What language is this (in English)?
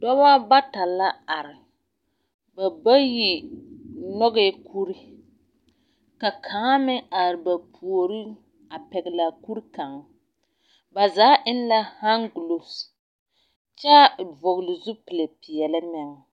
Southern Dagaare